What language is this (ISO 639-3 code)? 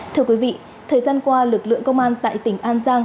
vie